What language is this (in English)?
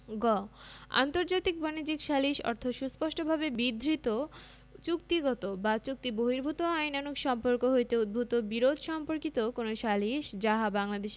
Bangla